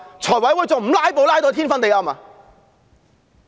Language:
Cantonese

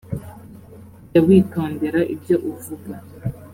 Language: Kinyarwanda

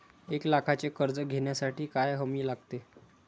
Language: Marathi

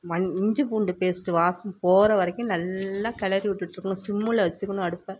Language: Tamil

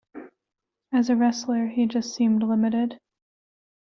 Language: English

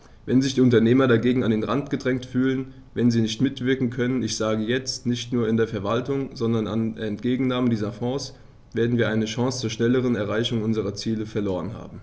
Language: German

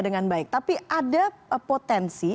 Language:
Indonesian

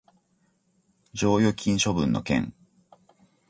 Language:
Japanese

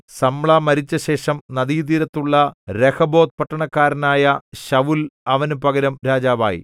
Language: Malayalam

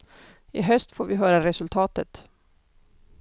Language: Swedish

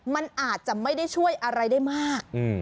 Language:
Thai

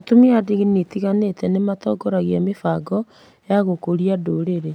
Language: Kikuyu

